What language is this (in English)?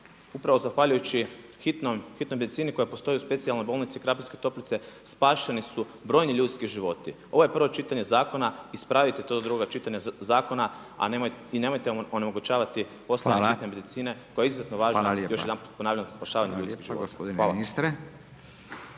Croatian